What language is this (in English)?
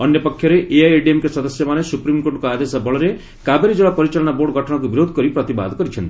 Odia